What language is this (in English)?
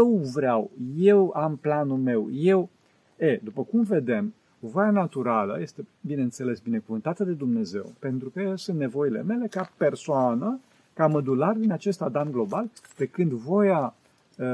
Romanian